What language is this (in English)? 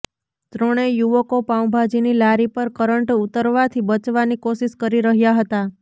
Gujarati